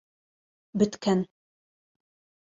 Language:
Bashkir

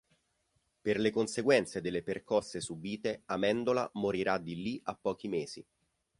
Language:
Italian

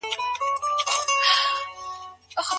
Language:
Pashto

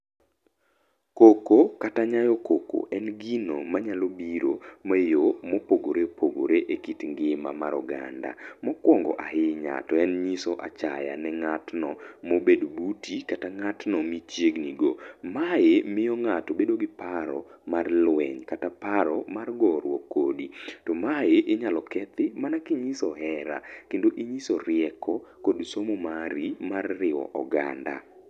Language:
Luo (Kenya and Tanzania)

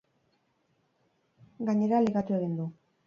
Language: Basque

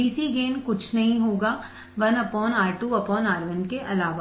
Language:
Hindi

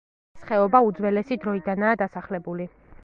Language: Georgian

